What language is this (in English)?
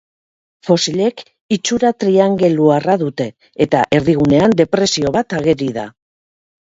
Basque